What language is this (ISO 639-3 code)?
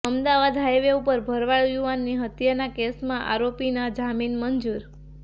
guj